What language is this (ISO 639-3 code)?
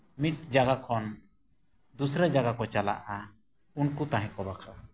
sat